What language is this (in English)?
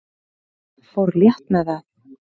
Icelandic